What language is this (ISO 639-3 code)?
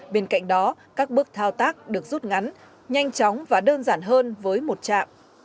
vie